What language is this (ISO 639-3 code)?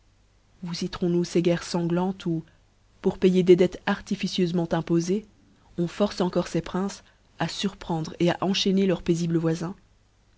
fra